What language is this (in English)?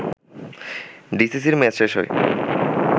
Bangla